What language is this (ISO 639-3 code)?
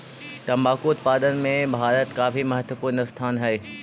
mag